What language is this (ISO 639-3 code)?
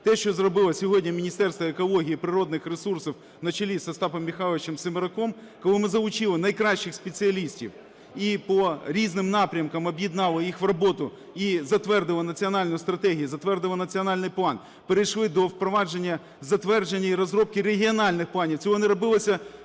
ukr